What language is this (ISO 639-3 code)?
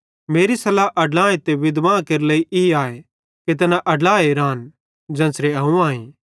bhd